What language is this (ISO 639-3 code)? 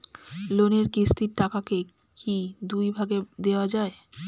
ben